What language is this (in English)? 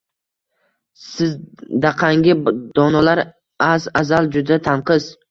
Uzbek